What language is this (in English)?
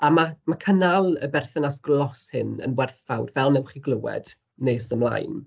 Welsh